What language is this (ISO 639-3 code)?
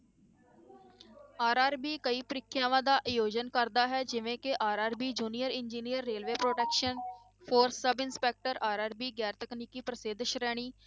pan